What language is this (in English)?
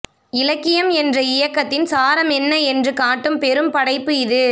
Tamil